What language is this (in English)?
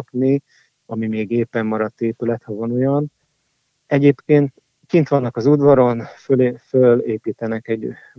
Hungarian